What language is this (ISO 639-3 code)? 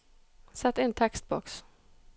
nor